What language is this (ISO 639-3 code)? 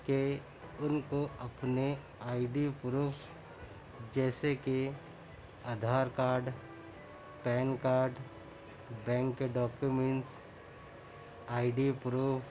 urd